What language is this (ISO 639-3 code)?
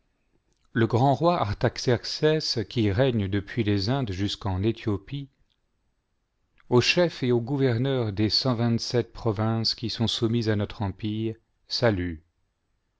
fra